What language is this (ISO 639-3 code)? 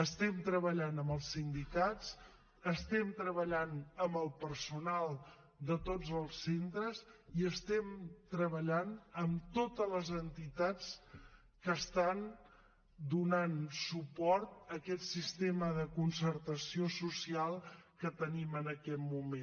cat